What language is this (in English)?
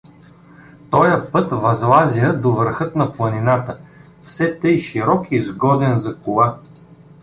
Bulgarian